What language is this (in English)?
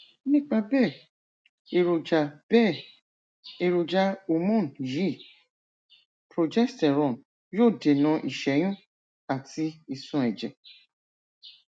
Yoruba